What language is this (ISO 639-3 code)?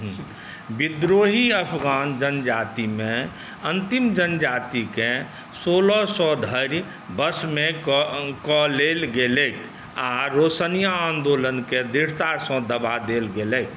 mai